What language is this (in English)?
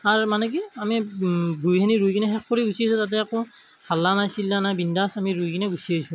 Assamese